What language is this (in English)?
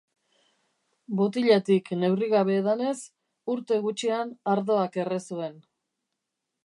Basque